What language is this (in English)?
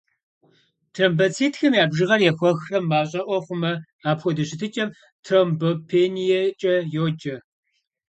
Kabardian